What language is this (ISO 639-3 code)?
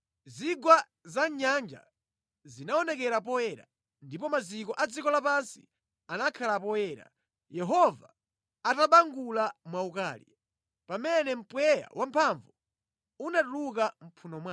nya